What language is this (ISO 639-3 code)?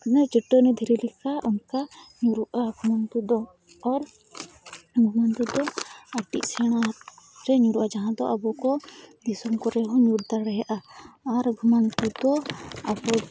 sat